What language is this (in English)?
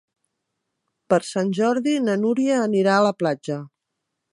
Catalan